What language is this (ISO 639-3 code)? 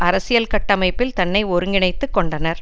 tam